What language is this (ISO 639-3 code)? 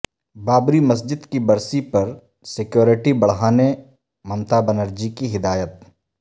urd